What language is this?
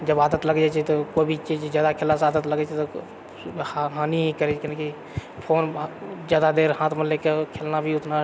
Maithili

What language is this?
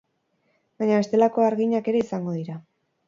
Basque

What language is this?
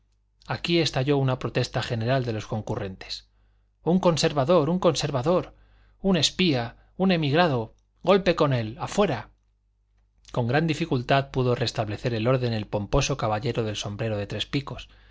Spanish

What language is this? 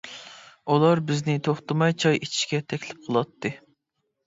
Uyghur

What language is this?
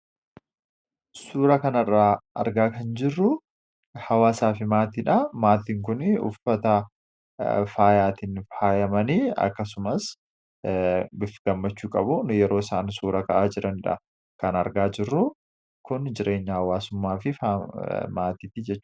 Oromo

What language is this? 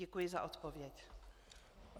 Czech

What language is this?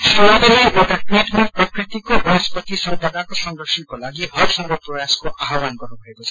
Nepali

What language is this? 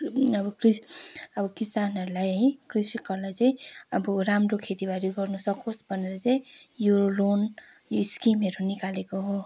Nepali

